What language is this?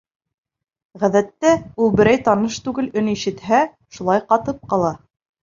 Bashkir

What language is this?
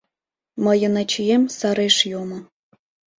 Mari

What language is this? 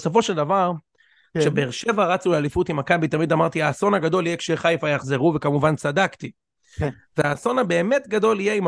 Hebrew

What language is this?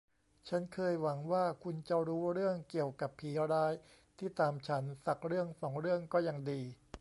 Thai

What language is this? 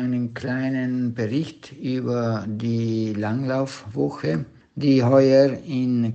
German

